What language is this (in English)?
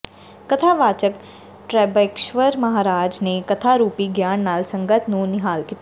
Punjabi